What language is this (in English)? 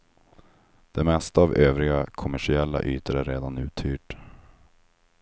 Swedish